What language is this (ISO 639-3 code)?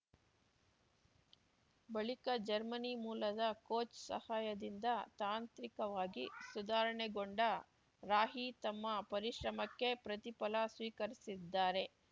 kan